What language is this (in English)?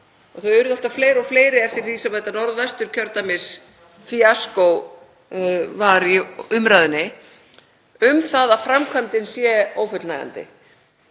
Icelandic